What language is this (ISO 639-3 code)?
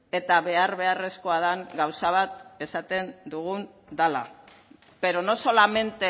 eus